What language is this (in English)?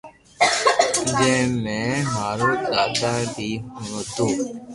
Loarki